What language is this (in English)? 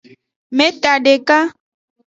Aja (Benin)